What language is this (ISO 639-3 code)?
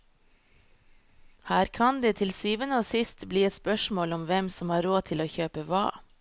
nor